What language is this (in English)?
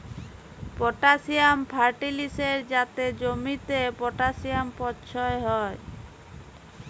Bangla